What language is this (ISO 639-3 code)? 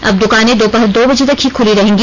hin